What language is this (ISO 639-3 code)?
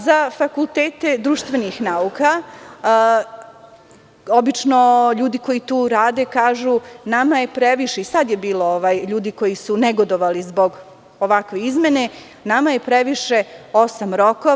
srp